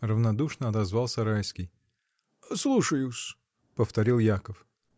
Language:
Russian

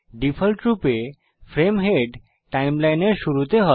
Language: Bangla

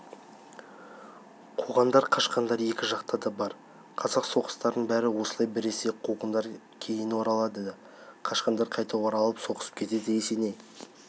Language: Kazakh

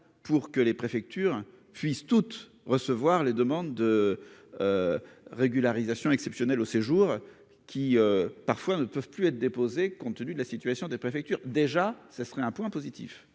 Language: French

